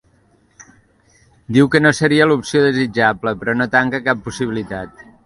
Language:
Catalan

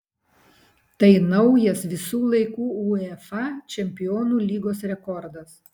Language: Lithuanian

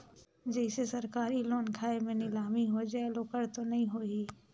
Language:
Chhattisgarhi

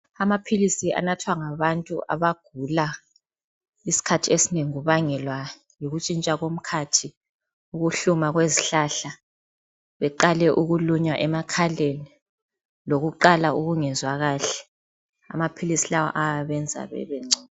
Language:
North Ndebele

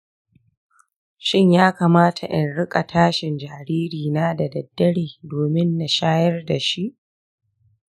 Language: Hausa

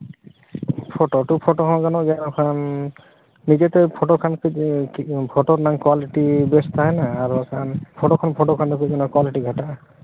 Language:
Santali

